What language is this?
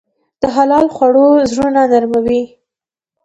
Pashto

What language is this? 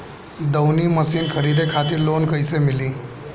Bhojpuri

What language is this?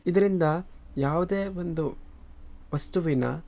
Kannada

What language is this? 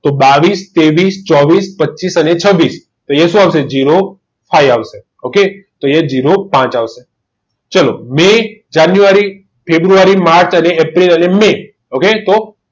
Gujarati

